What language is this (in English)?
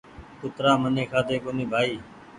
Goaria